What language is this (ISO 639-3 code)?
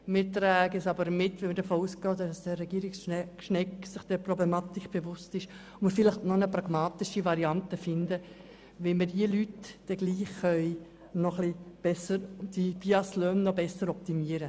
gsw